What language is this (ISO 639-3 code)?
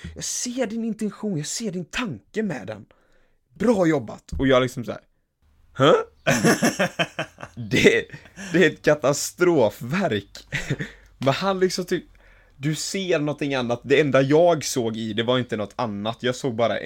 swe